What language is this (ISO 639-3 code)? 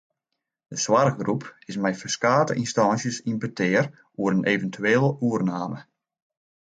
fry